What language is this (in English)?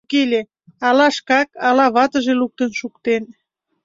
Mari